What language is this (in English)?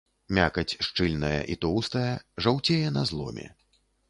Belarusian